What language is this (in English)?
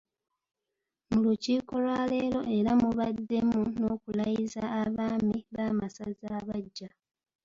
Ganda